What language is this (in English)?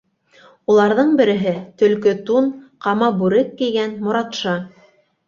Bashkir